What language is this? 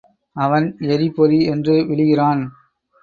Tamil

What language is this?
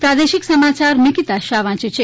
Gujarati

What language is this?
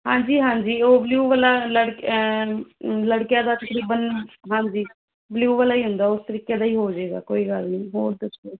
Punjabi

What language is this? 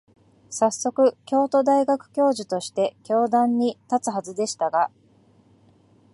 Japanese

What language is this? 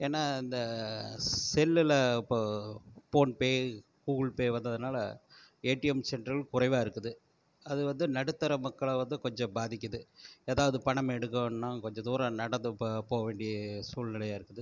Tamil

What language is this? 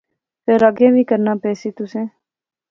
Pahari-Potwari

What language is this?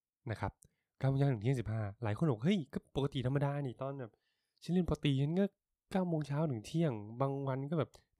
Thai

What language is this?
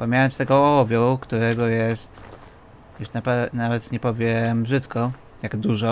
Polish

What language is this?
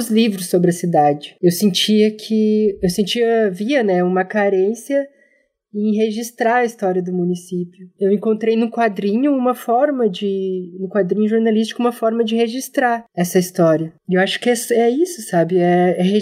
Portuguese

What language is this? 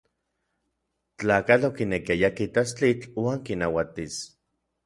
Orizaba Nahuatl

